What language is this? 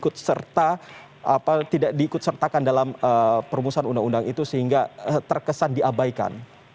Indonesian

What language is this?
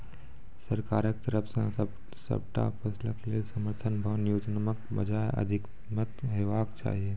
Maithili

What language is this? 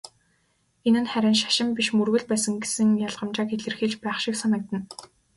Mongolian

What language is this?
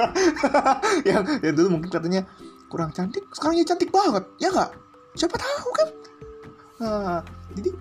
Indonesian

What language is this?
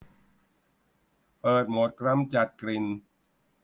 Thai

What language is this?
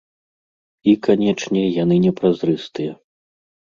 Belarusian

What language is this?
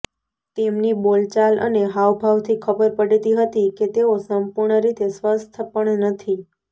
Gujarati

